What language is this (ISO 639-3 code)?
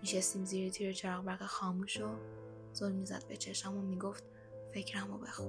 fas